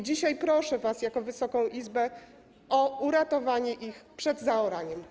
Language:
Polish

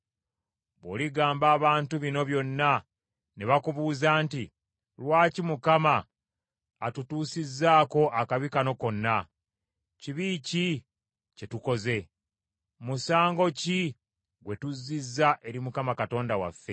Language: Ganda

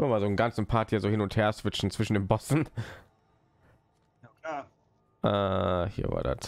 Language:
German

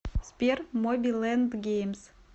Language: Russian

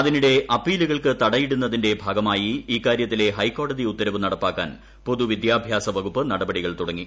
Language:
Malayalam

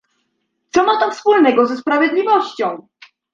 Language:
Polish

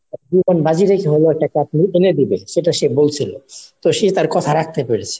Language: Bangla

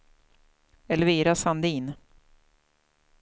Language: Swedish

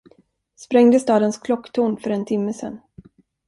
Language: Swedish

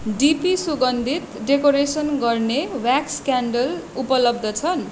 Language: Nepali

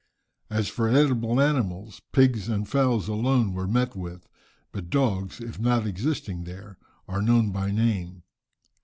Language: English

